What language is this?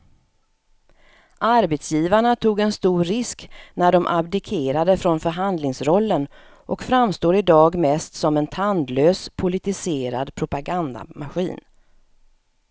Swedish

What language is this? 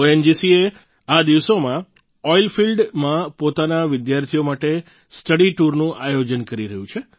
Gujarati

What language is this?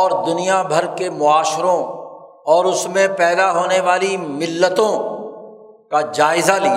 Urdu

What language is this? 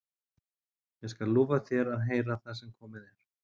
Icelandic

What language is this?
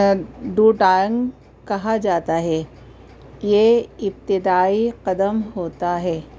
Urdu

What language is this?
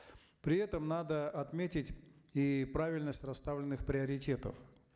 Kazakh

